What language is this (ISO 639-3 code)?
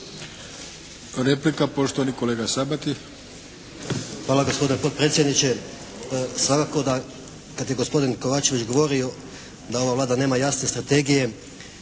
hrv